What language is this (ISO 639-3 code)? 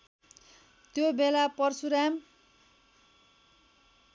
nep